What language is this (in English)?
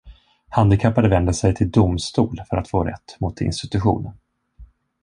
Swedish